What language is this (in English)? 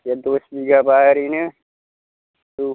Bodo